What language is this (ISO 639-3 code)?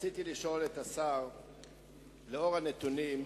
heb